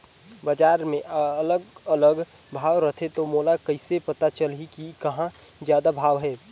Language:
Chhattisgarhi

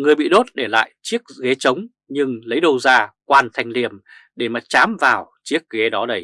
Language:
Vietnamese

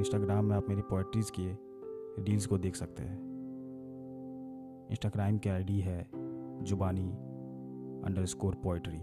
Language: Hindi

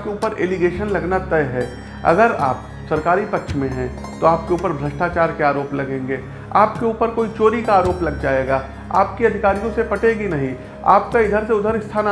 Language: Hindi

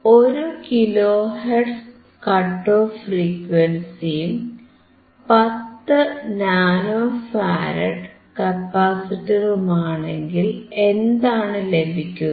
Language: Malayalam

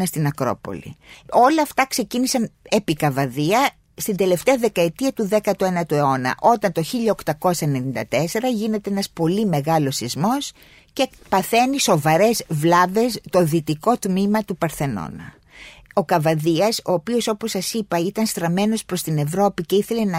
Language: Greek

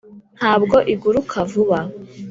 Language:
Kinyarwanda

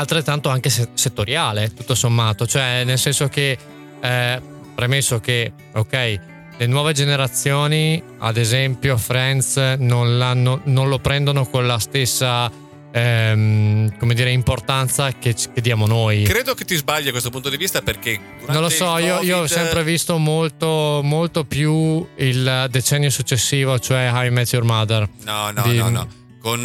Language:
Italian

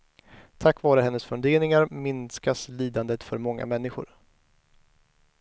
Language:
Swedish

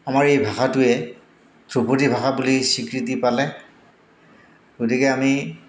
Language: Assamese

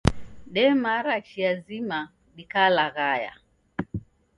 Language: Taita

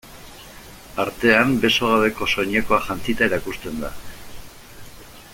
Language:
Basque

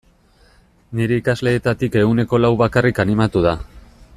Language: Basque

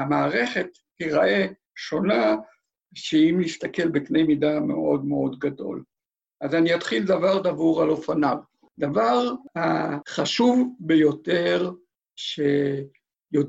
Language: Hebrew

